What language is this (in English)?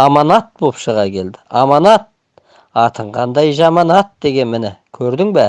Turkish